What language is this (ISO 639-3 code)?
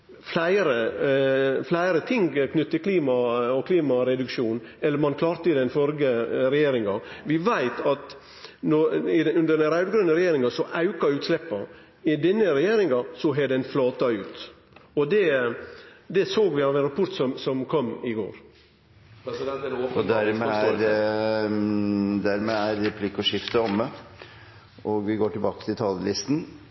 nor